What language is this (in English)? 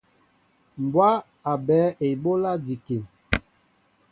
Mbo (Cameroon)